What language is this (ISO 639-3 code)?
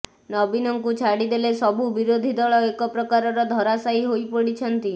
ori